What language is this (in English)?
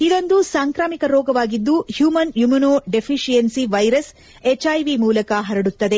Kannada